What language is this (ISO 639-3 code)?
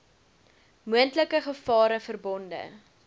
afr